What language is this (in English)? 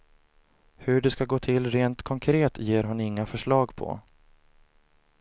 Swedish